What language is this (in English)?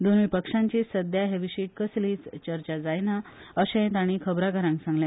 Konkani